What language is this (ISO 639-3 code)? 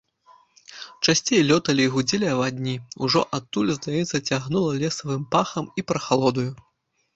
bel